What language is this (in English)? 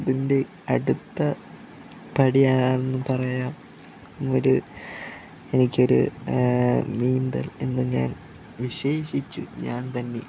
Malayalam